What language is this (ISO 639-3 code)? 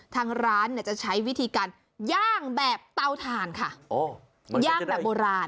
tha